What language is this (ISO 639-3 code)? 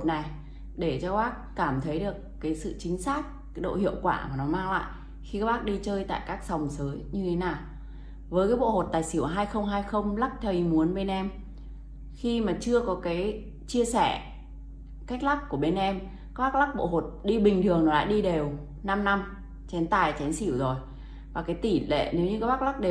vie